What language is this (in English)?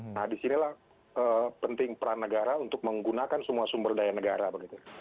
Indonesian